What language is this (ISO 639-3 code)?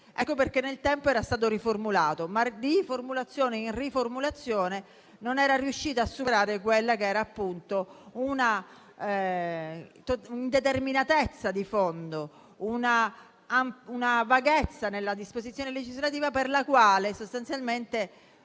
ita